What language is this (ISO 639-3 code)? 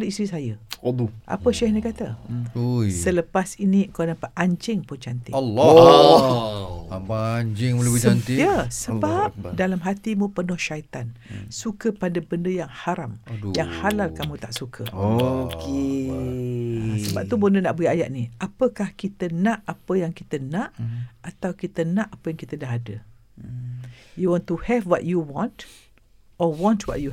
msa